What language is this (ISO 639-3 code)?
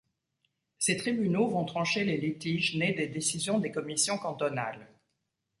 fra